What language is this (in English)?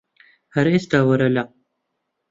Central Kurdish